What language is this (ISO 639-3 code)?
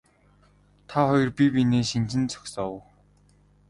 mon